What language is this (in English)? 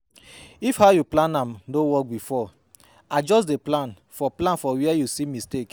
Nigerian Pidgin